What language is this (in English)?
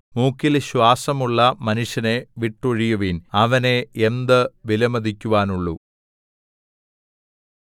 Malayalam